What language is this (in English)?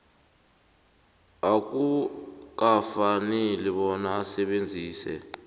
South Ndebele